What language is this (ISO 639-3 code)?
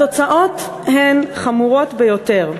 heb